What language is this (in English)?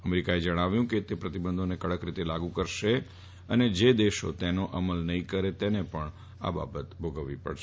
Gujarati